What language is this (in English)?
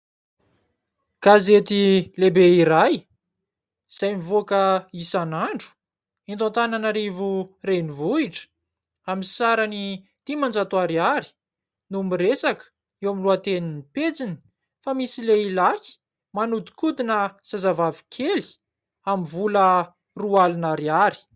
Malagasy